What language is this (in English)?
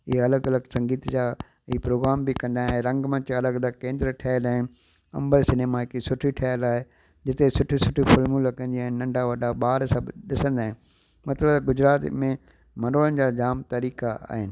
Sindhi